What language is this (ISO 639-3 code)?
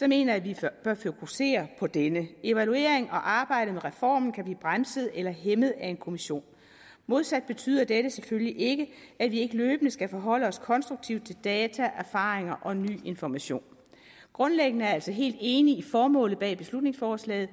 dan